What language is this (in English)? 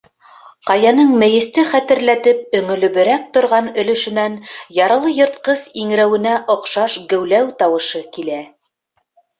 Bashkir